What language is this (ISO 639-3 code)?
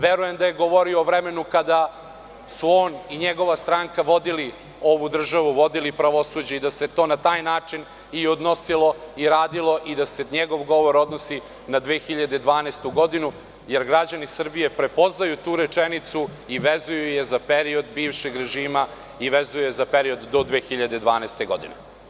srp